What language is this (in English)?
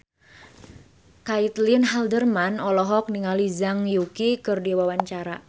Sundanese